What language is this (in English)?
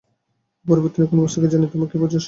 Bangla